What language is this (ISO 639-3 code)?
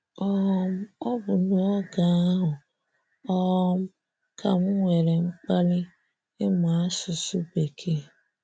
ibo